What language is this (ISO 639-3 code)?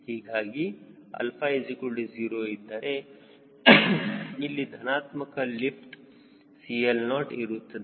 kan